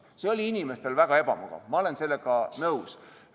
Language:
Estonian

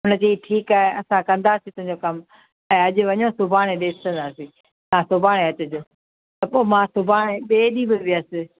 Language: Sindhi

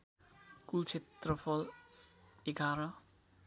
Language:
Nepali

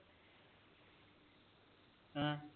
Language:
Punjabi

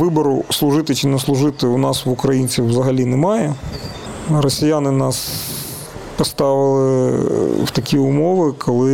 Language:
Ukrainian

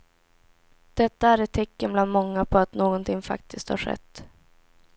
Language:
Swedish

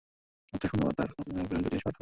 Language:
Bangla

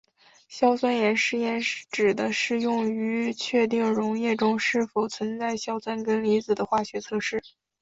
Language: Chinese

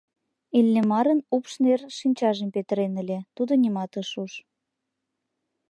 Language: Mari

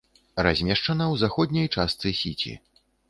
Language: Belarusian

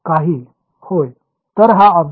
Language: Marathi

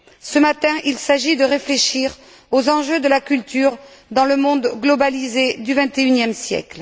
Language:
French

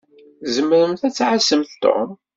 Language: Kabyle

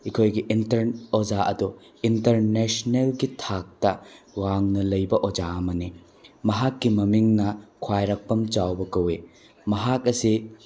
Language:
Manipuri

